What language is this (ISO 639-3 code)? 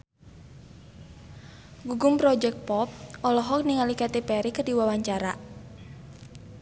sun